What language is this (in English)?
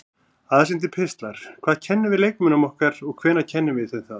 Icelandic